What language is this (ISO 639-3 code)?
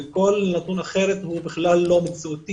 heb